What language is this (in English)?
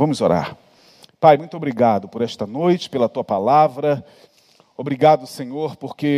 Portuguese